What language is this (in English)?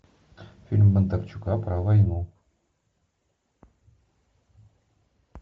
Russian